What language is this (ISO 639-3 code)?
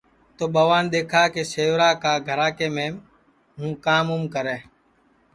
ssi